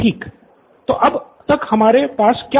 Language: Hindi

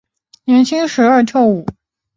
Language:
Chinese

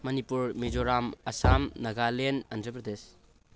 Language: Manipuri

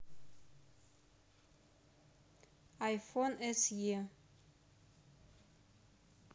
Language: Russian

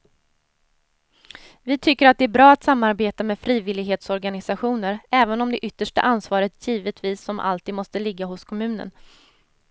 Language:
Swedish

